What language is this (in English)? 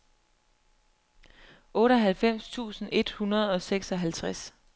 Danish